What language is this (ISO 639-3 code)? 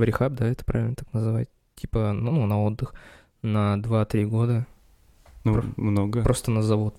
rus